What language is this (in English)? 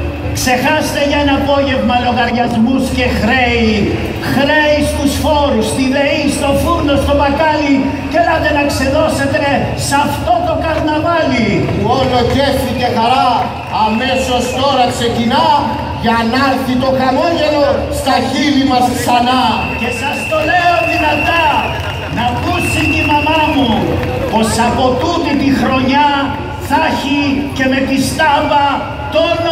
Greek